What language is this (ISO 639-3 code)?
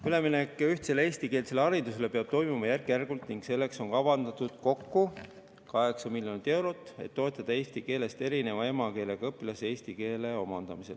est